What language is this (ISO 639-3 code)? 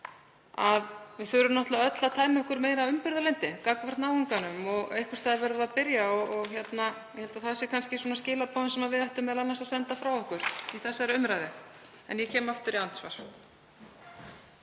isl